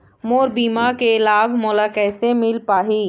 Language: Chhattisgarhi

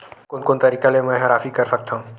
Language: Chhattisgarhi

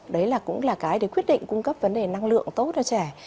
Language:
Vietnamese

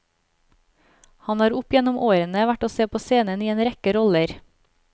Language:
Norwegian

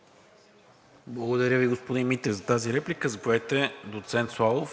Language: Bulgarian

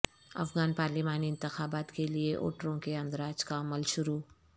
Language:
Urdu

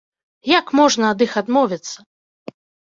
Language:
Belarusian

